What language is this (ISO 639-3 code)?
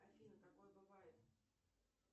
rus